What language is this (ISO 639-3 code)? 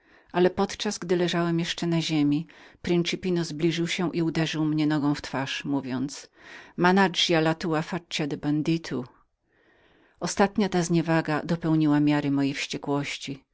pol